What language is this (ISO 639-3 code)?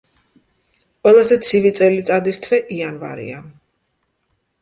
kat